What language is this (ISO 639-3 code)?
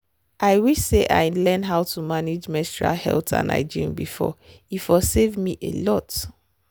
pcm